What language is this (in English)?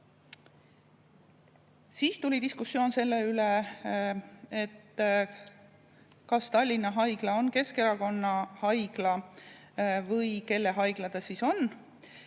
Estonian